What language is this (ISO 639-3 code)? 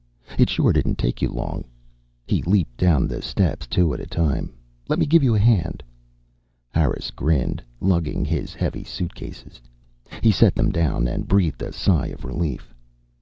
eng